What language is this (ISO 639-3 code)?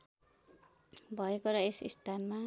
nep